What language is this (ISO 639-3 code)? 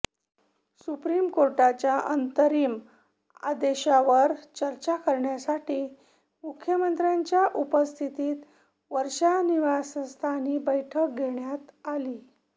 mar